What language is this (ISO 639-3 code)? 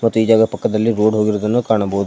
kan